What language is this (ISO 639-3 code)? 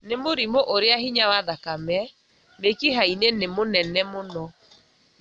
kik